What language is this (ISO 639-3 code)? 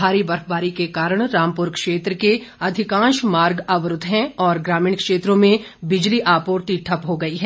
hin